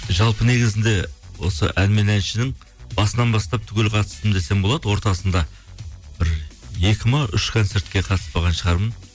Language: Kazakh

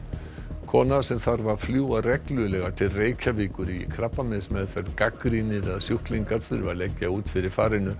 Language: Icelandic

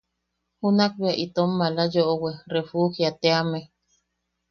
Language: Yaqui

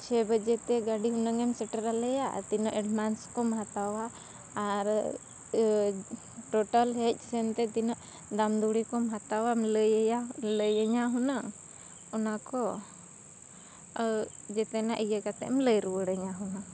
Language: Santali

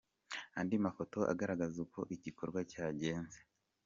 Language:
Kinyarwanda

